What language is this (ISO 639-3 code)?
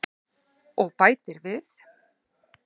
isl